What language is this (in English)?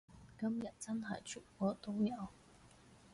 Cantonese